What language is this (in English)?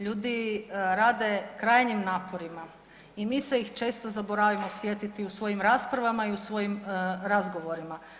Croatian